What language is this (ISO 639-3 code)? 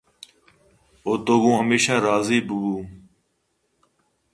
bgp